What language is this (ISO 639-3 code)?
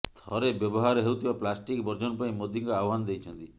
ori